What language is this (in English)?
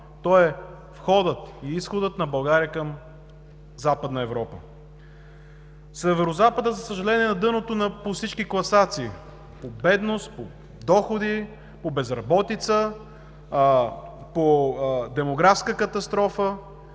Bulgarian